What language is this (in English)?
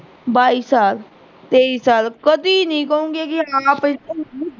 Punjabi